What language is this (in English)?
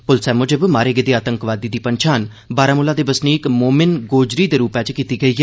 Dogri